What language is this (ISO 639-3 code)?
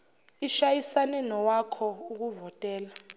zul